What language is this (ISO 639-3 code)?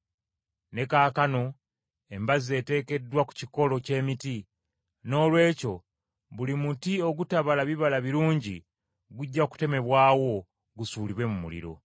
lug